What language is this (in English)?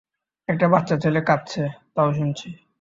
Bangla